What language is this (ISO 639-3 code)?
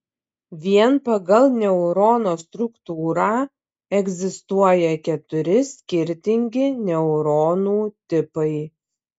lit